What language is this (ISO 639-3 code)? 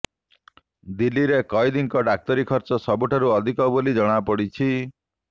ori